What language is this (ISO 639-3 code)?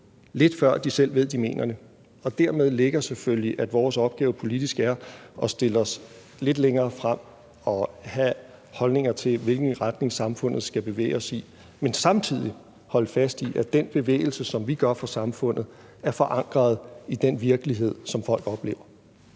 dan